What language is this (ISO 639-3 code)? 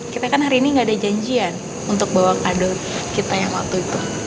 ind